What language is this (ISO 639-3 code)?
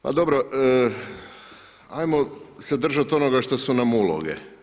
hrv